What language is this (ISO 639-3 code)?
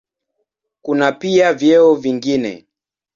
swa